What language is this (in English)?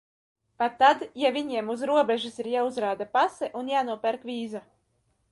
Latvian